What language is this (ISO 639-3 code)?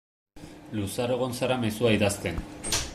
eus